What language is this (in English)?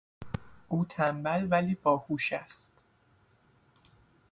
Persian